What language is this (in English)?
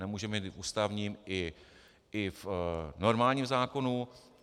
Czech